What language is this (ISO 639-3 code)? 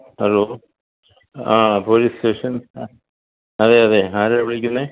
mal